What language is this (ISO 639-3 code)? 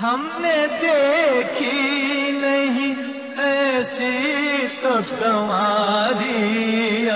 hin